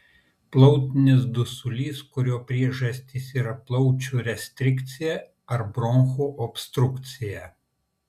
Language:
Lithuanian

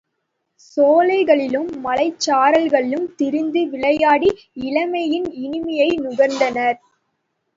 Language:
Tamil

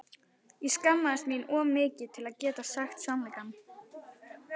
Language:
Icelandic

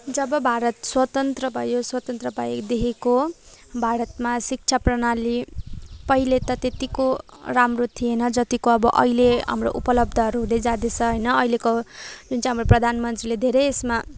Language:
Nepali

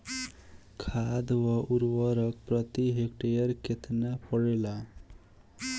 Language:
Bhojpuri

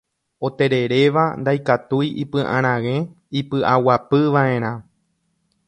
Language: Guarani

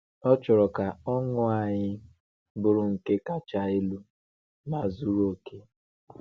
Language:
Igbo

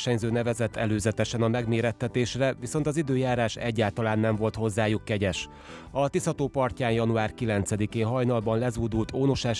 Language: Hungarian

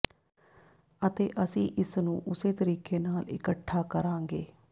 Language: Punjabi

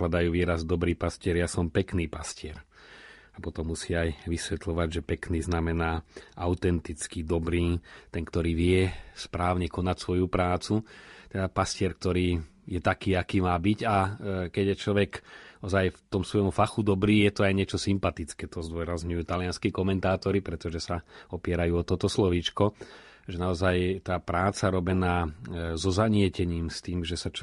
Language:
Slovak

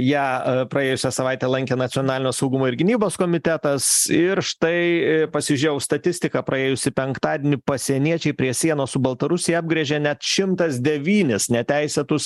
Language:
Lithuanian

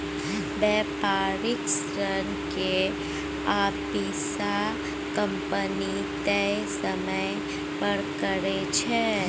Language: Maithili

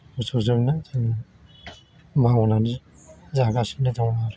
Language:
Bodo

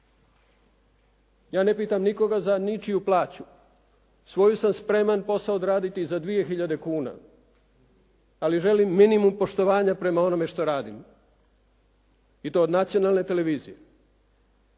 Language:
Croatian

